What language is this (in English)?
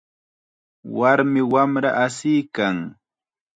Chiquián Ancash Quechua